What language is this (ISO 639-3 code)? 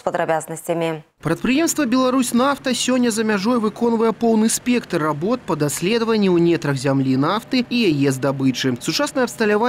rus